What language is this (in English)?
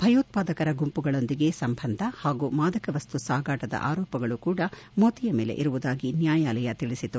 Kannada